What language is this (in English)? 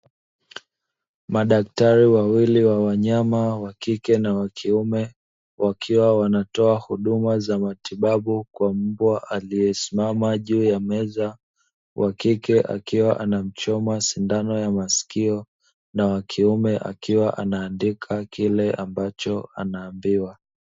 Swahili